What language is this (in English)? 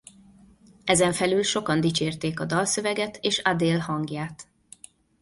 Hungarian